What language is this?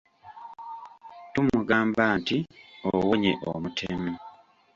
Ganda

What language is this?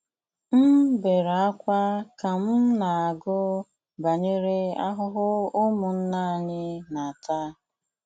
Igbo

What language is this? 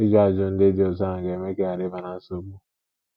Igbo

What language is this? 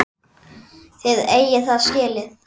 Icelandic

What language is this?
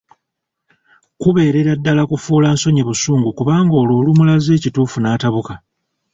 Ganda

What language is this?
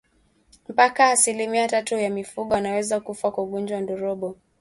Swahili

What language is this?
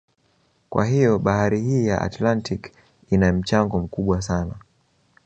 Swahili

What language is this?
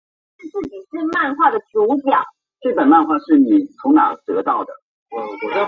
Chinese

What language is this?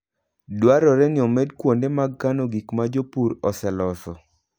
Luo (Kenya and Tanzania)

